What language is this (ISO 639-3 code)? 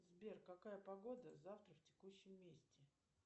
rus